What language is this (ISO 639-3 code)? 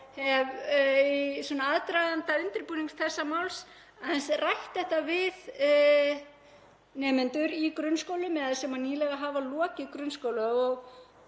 isl